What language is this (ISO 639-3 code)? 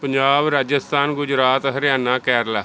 pan